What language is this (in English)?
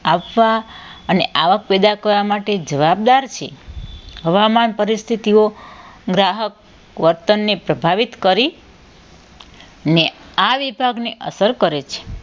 Gujarati